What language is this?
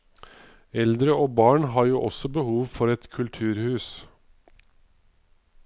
Norwegian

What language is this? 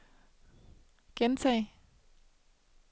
Danish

